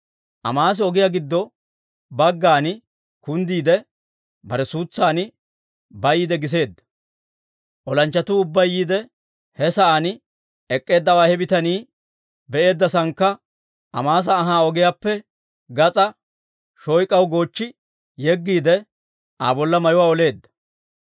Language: Dawro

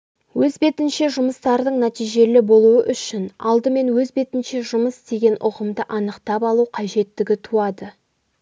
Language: Kazakh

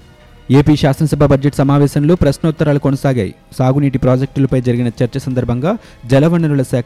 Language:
Telugu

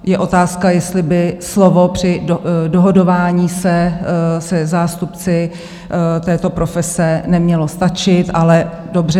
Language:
Czech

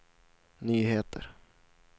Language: Swedish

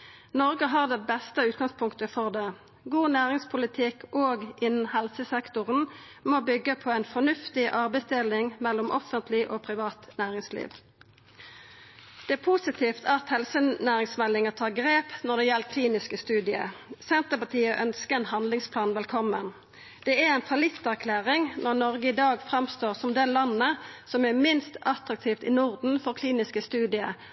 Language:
Norwegian Nynorsk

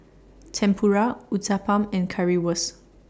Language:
English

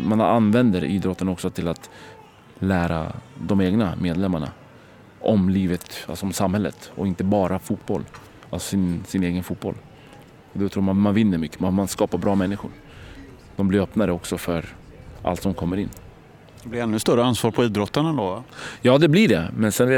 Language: Swedish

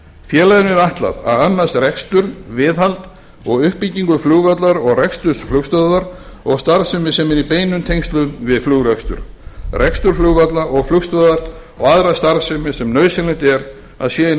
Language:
Icelandic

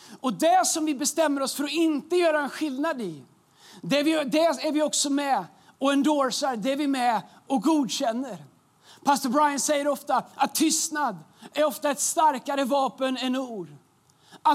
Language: Swedish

